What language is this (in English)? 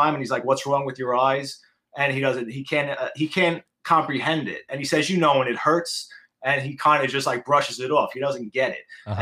English